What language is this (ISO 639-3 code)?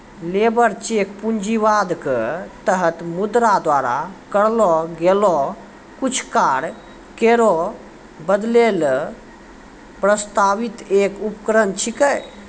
mai